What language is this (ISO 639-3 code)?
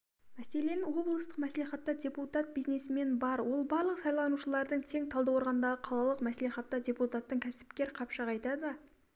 kaz